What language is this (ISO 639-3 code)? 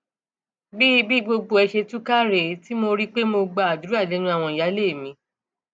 yor